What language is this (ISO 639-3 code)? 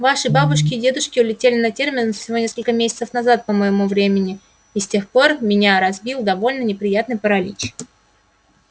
rus